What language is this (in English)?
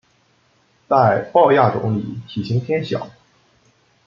Chinese